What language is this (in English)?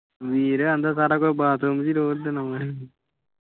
Punjabi